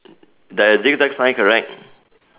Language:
English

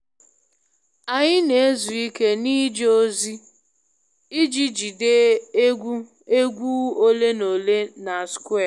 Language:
Igbo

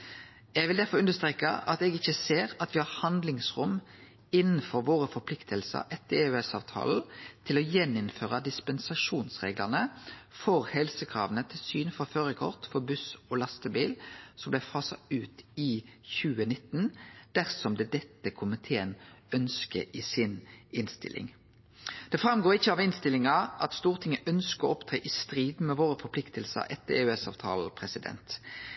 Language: Norwegian Nynorsk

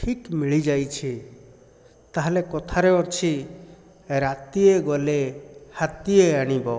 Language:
Odia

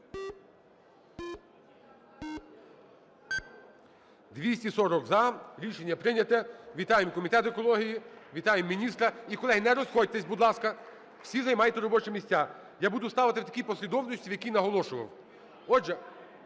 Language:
Ukrainian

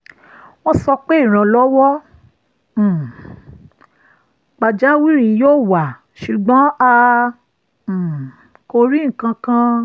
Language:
Yoruba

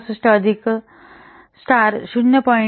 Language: Marathi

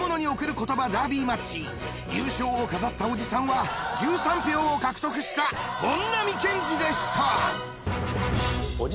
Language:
Japanese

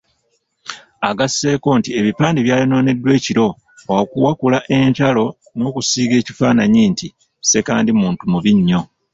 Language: Ganda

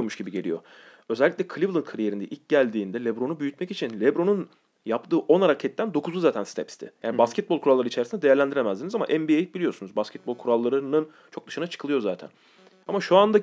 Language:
Turkish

